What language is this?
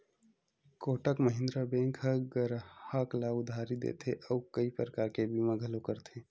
Chhattisgarhi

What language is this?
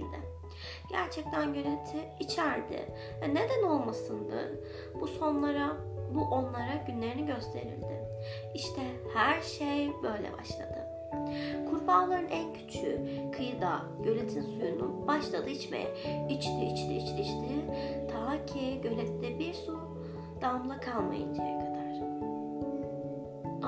Turkish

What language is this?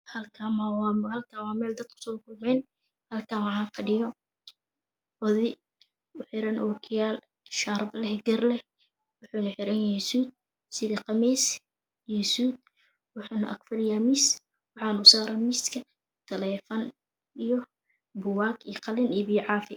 Somali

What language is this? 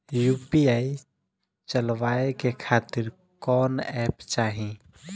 Bhojpuri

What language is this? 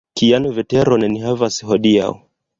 Esperanto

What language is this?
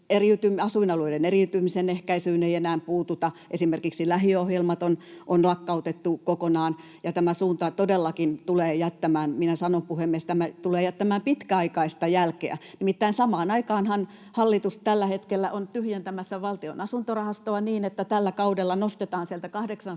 Finnish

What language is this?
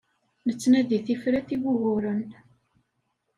Kabyle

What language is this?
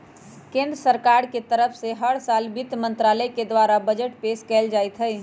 Magahi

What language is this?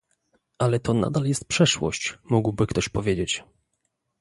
Polish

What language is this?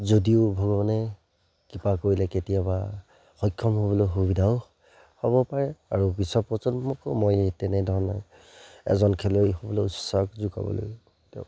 Assamese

